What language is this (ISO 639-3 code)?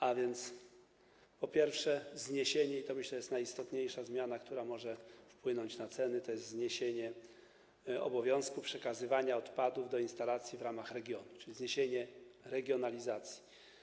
pol